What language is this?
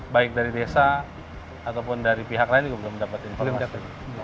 Indonesian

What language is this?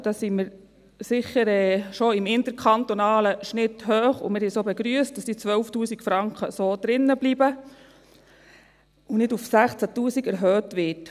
Swiss German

